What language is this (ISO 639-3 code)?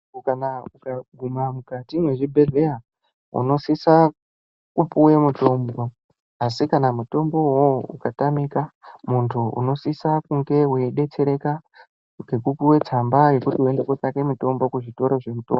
ndc